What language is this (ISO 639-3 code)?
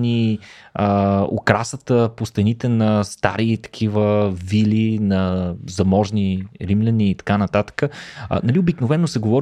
bul